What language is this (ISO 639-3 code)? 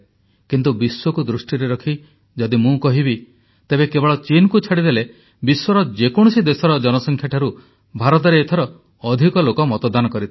ori